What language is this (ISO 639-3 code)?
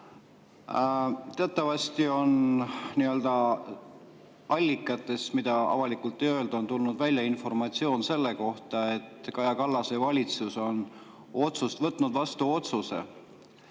est